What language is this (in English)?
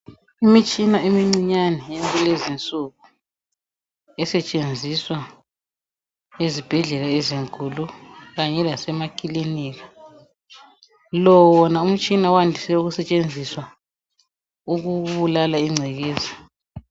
North Ndebele